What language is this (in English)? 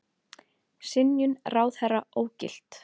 Icelandic